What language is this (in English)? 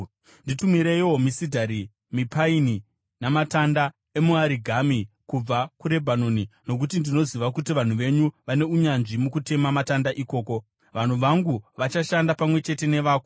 Shona